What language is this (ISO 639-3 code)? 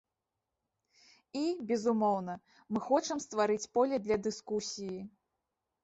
bel